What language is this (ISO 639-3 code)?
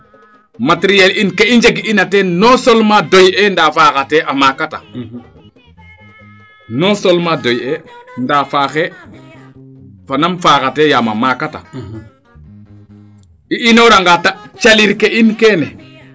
srr